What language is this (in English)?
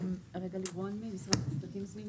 Hebrew